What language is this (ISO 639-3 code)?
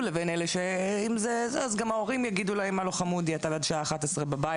heb